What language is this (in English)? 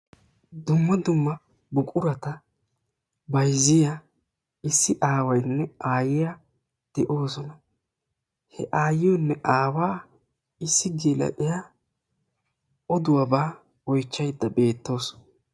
Wolaytta